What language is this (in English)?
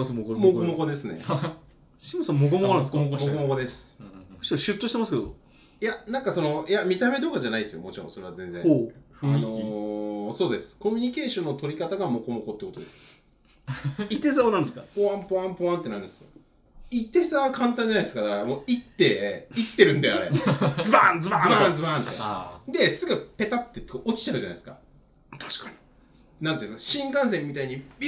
Japanese